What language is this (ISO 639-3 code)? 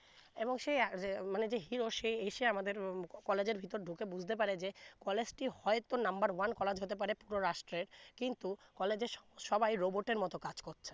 ben